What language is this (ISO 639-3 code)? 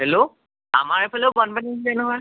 asm